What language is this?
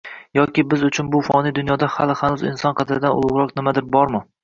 Uzbek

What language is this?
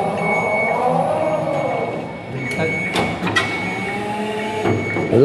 Filipino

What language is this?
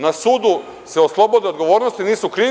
Serbian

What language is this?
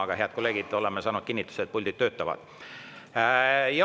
Estonian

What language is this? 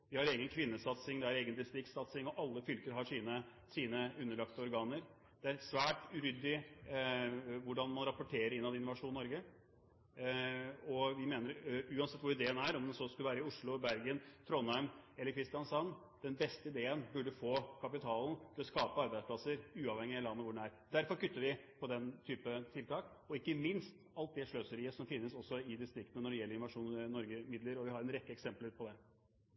Norwegian Bokmål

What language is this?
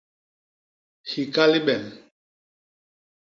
Basaa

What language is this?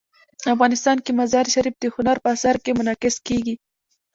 Pashto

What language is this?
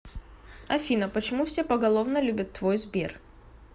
Russian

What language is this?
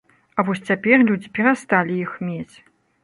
Belarusian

